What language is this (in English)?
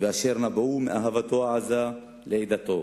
Hebrew